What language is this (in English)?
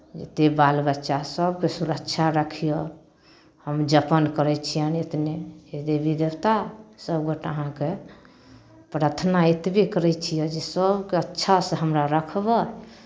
Maithili